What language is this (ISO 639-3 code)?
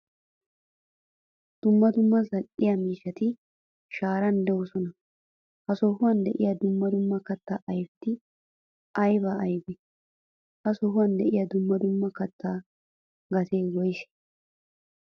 wal